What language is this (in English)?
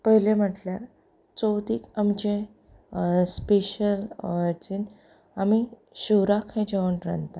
Konkani